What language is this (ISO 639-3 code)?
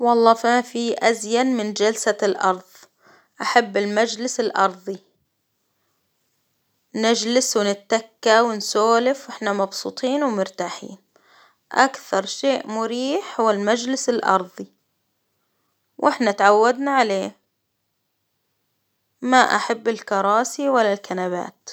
acw